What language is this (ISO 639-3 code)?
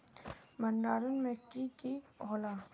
mag